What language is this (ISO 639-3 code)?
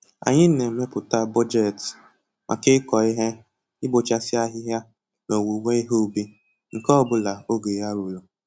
ibo